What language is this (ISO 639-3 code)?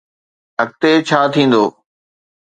snd